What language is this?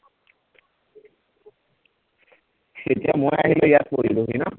Assamese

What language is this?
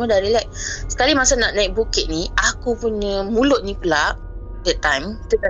Malay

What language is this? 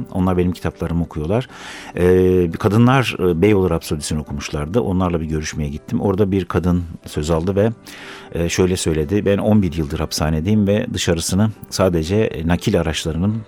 Turkish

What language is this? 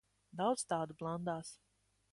Latvian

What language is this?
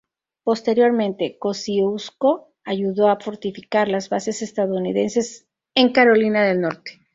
Spanish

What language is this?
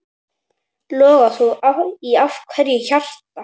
Icelandic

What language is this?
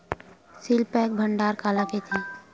Chhattisgarhi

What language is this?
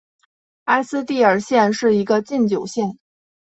Chinese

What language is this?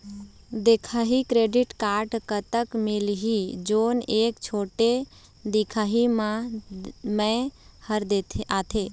Chhattisgarhi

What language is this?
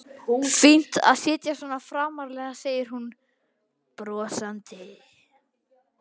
Icelandic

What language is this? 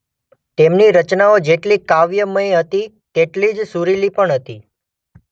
Gujarati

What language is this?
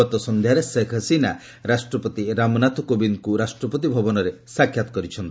Odia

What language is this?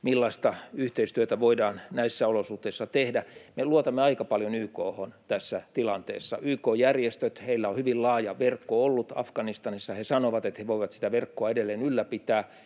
Finnish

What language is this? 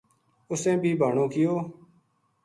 Gujari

